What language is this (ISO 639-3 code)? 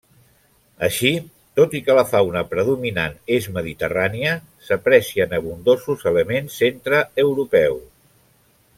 cat